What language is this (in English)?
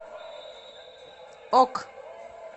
Russian